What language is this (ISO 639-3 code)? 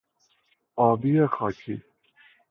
fas